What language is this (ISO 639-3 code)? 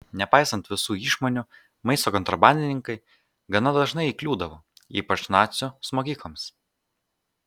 lit